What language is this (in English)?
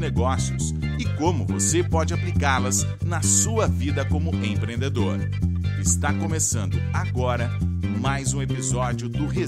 Portuguese